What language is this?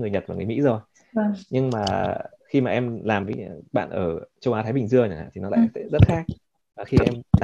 Vietnamese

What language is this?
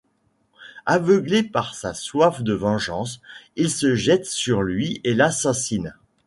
French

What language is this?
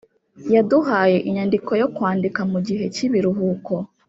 Kinyarwanda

